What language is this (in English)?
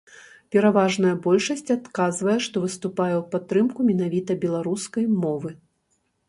Belarusian